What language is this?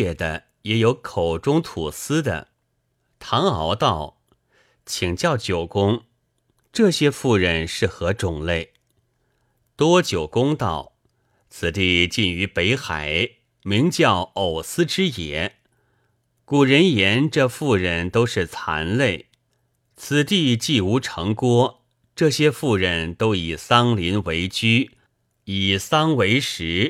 Chinese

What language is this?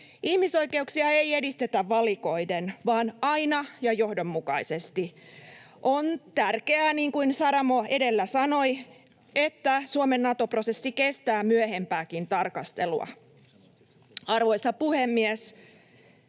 Finnish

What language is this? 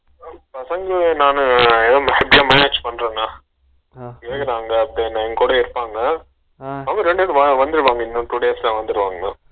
Tamil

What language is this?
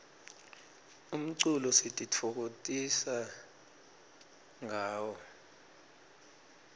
Swati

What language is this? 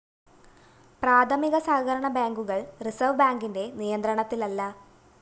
Malayalam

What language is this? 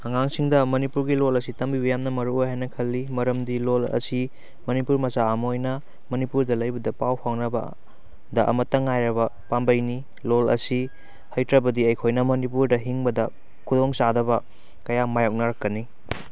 Manipuri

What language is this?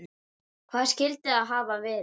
Icelandic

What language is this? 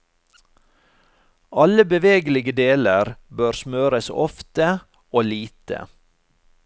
Norwegian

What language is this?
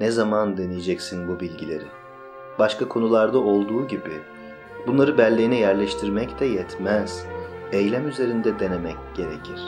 Turkish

